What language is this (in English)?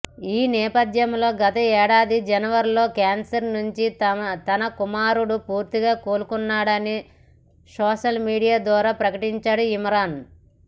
Telugu